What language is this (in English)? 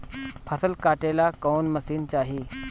Bhojpuri